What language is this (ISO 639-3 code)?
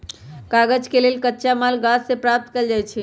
mag